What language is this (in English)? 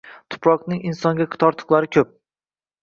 Uzbek